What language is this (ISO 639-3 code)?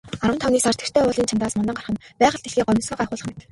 mon